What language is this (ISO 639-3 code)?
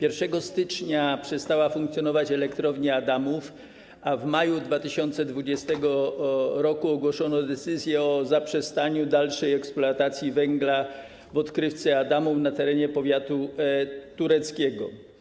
pol